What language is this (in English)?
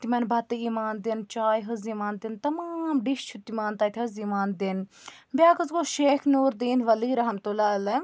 Kashmiri